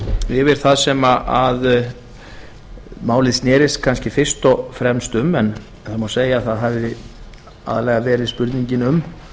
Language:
Icelandic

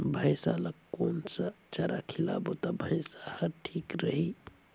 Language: Chhattisgarhi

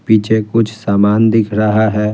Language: Hindi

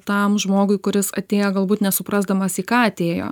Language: Lithuanian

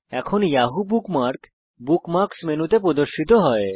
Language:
Bangla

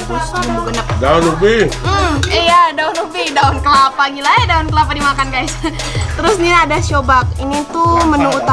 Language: Indonesian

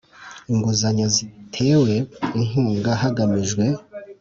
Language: Kinyarwanda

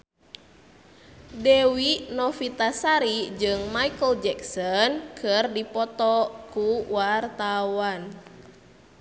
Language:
Sundanese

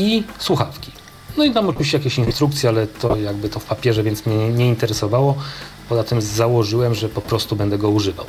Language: Polish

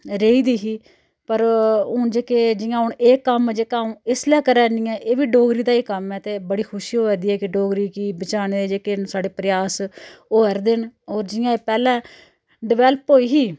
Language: Dogri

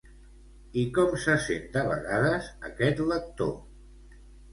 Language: Catalan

